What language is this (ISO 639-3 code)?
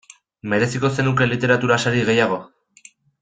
eus